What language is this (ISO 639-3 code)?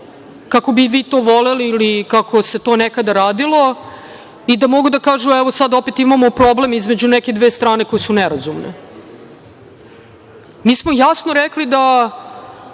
srp